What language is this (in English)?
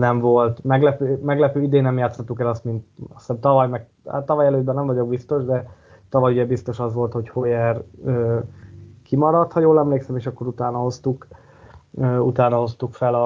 Hungarian